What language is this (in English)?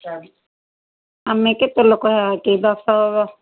Odia